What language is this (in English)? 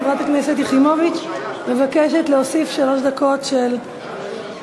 Hebrew